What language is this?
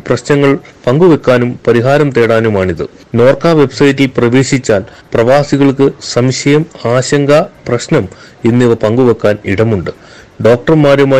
Malayalam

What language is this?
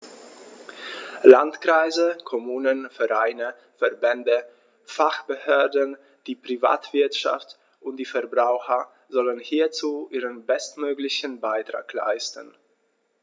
German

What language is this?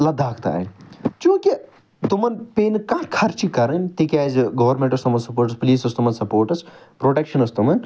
Kashmiri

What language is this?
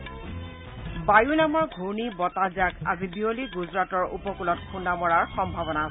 Assamese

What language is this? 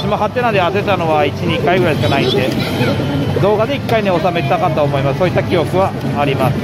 Japanese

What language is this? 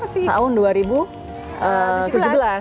Indonesian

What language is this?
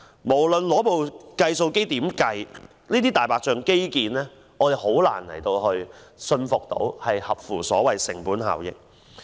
Cantonese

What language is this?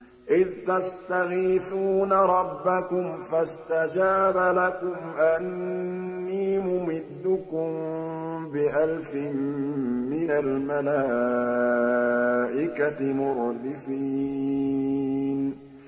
Arabic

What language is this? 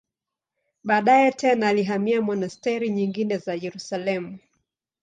Swahili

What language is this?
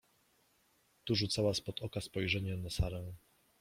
Polish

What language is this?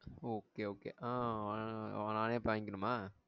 Tamil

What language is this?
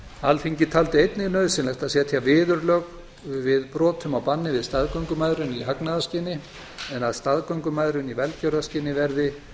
Icelandic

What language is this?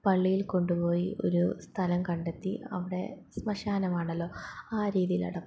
Malayalam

